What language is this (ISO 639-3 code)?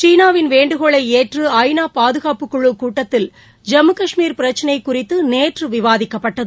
tam